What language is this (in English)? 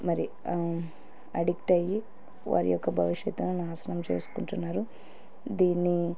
Telugu